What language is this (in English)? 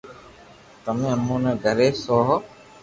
Loarki